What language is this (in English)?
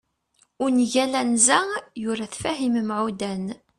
Kabyle